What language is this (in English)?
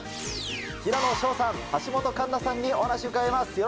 Japanese